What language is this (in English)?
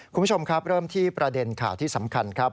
Thai